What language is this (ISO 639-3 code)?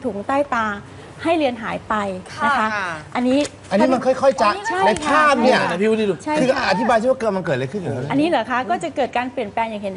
tha